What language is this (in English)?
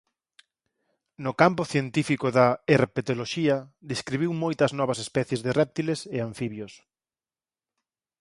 Galician